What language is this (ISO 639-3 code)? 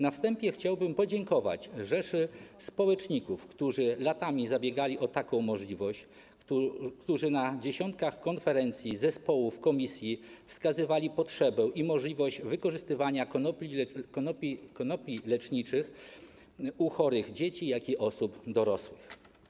pol